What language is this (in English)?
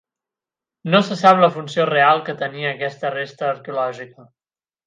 Catalan